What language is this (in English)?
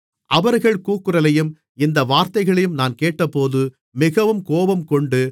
Tamil